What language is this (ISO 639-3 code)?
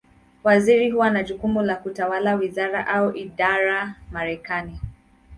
swa